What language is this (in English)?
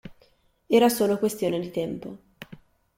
Italian